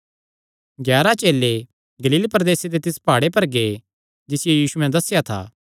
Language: Kangri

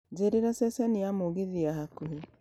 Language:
Kikuyu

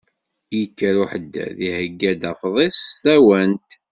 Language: Kabyle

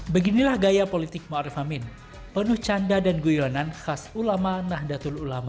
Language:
Indonesian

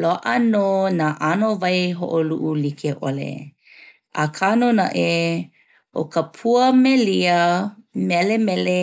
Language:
Hawaiian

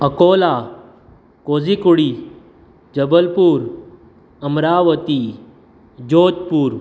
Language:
Konkani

